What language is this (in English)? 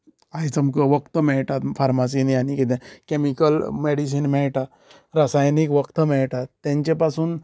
Konkani